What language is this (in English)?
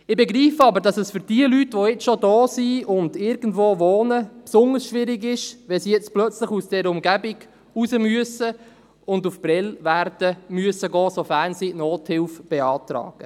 Swiss German